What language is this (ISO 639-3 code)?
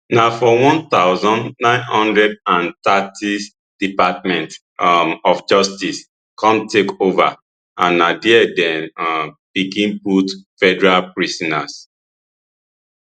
pcm